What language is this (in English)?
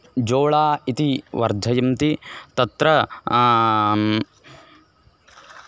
Sanskrit